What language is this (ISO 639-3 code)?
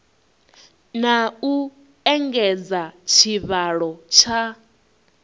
ven